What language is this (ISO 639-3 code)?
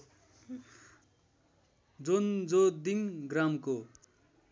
nep